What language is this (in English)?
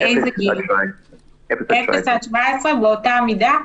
Hebrew